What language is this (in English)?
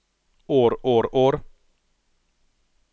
Norwegian